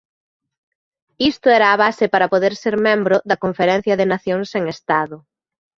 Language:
Galician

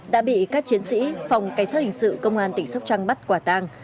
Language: Vietnamese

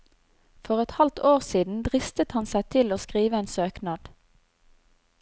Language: Norwegian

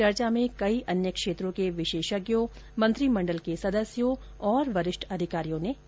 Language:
Hindi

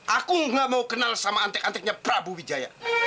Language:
Indonesian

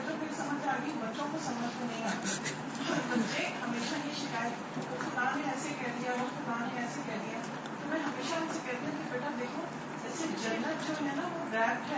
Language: Urdu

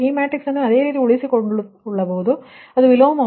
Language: Kannada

